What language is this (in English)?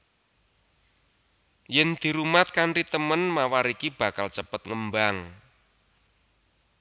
Javanese